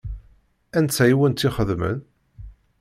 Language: Kabyle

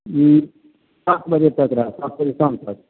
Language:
Maithili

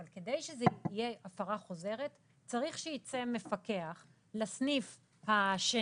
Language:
Hebrew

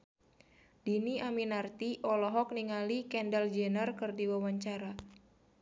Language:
Sundanese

